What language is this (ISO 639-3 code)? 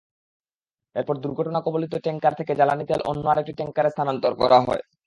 ben